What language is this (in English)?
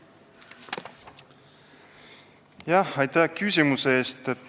Estonian